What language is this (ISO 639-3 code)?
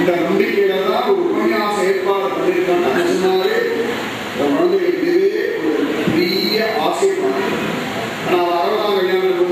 ara